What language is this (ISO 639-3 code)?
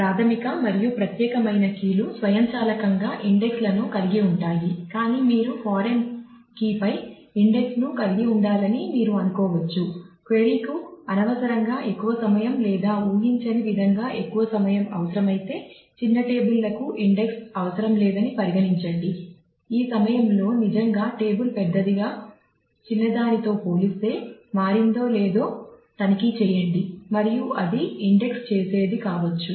tel